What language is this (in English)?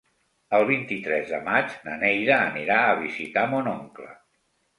Catalan